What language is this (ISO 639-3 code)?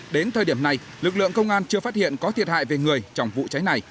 vie